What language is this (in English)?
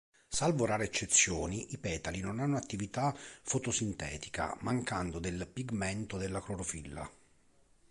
Italian